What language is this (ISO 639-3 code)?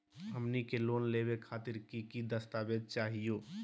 mag